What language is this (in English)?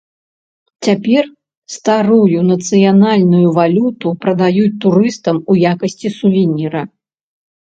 Belarusian